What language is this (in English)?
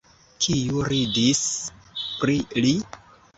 Esperanto